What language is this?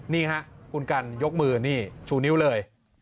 Thai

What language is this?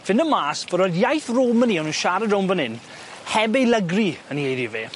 Welsh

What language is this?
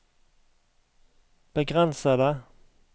Norwegian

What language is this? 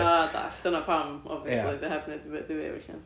Welsh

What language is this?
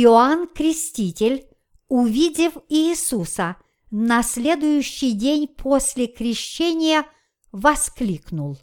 Russian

